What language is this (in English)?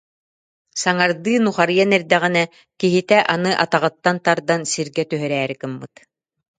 Yakut